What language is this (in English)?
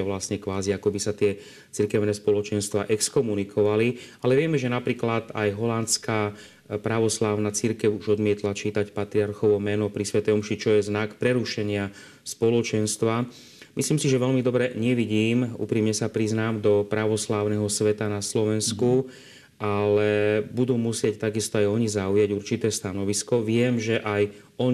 Slovak